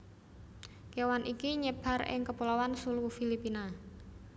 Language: Javanese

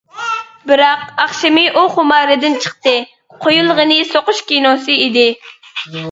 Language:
Uyghur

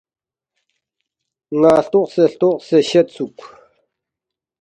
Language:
Balti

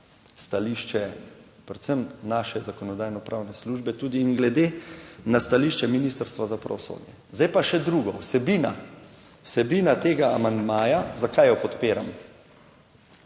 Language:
Slovenian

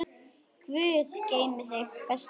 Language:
Icelandic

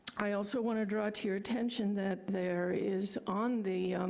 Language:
English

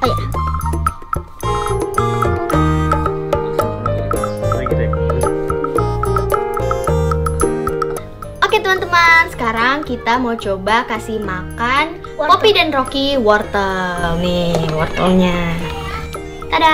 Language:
Indonesian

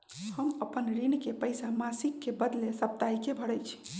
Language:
Magahi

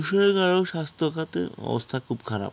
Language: Bangla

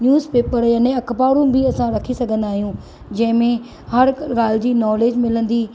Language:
Sindhi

